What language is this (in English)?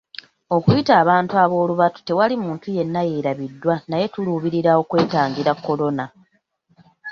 Ganda